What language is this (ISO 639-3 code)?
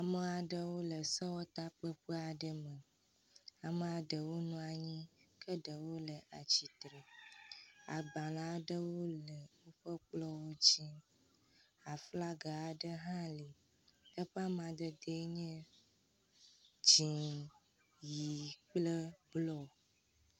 ewe